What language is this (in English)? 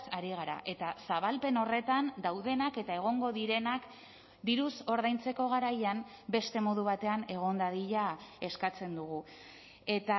Basque